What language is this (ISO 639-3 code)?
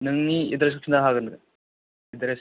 brx